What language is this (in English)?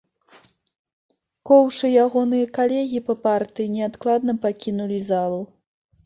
Belarusian